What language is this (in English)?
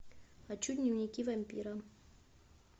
Russian